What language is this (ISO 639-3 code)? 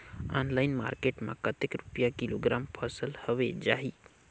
hne